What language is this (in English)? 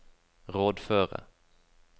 Norwegian